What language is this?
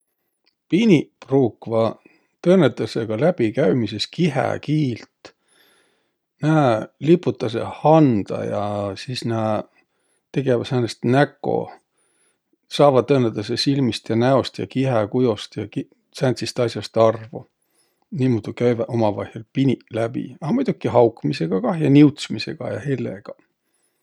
Võro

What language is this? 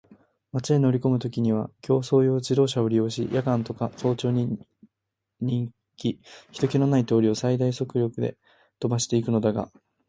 Japanese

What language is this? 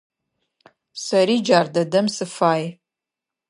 Adyghe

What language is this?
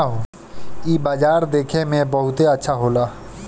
Bhojpuri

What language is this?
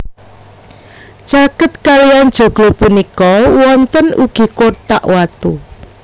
Javanese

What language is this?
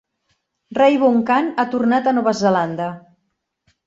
Catalan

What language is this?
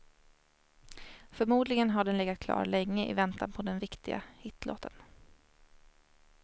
Swedish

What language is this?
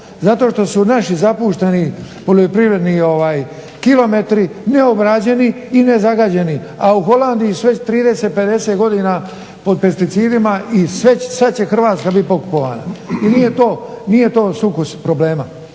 Croatian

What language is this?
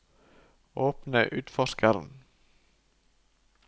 Norwegian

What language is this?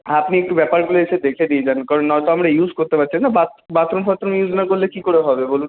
Bangla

